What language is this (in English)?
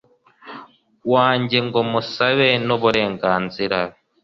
Kinyarwanda